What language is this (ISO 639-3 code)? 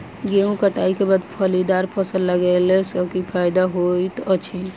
mai